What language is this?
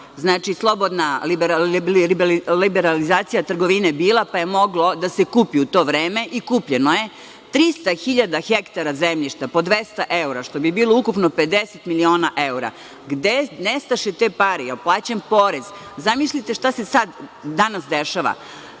Serbian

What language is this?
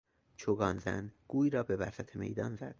Persian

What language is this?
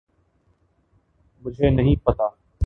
Urdu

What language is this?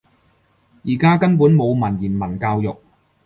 Cantonese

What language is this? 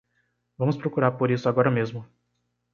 Portuguese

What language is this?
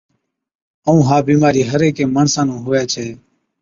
Od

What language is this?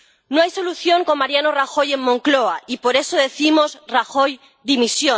Spanish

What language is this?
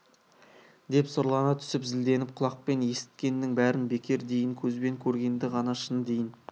Kazakh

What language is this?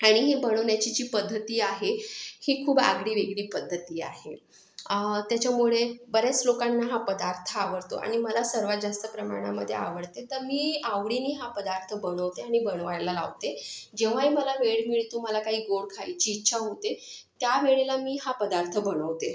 Marathi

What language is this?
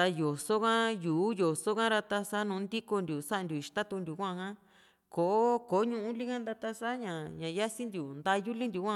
Juxtlahuaca Mixtec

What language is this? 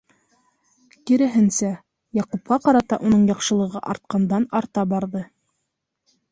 Bashkir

